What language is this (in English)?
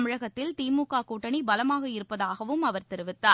Tamil